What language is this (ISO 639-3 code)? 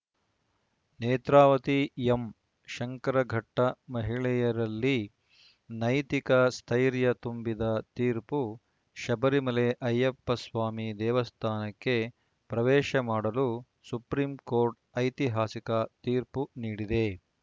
kan